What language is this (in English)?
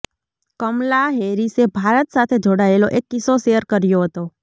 Gujarati